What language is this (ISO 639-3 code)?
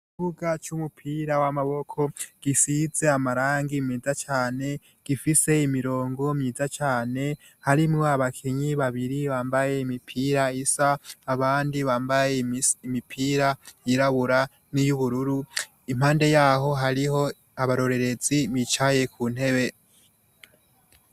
run